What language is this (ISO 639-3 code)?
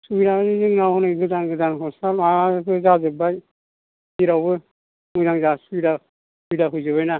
brx